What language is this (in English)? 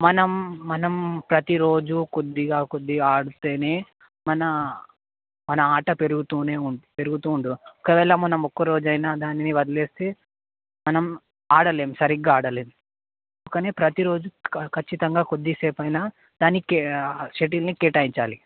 Telugu